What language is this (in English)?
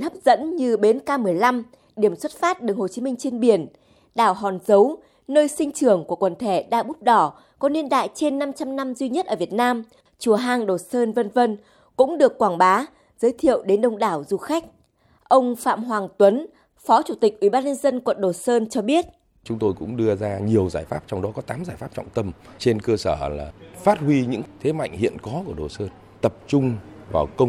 Vietnamese